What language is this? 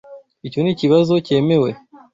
Kinyarwanda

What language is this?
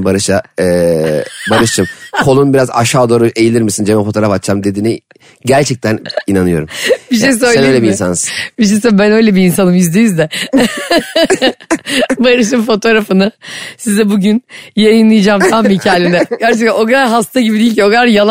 Turkish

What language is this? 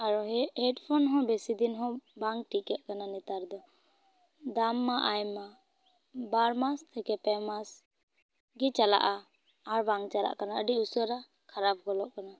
Santali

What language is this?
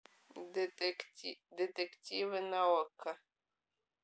Russian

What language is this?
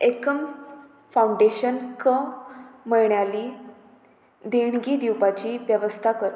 Konkani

